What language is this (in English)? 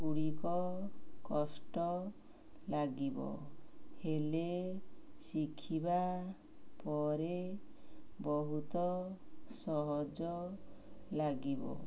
Odia